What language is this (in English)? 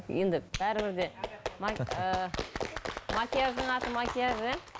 Kazakh